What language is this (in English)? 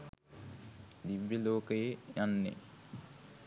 Sinhala